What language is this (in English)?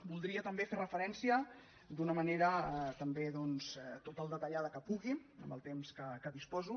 Catalan